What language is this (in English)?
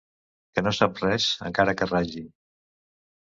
Catalan